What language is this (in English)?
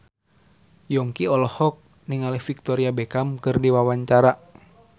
Sundanese